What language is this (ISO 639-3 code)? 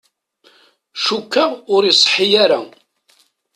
kab